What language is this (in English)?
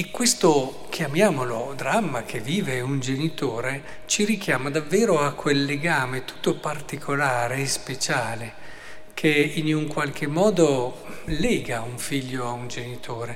Italian